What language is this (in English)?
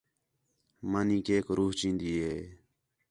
Khetrani